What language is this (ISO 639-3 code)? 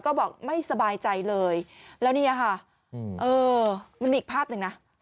tha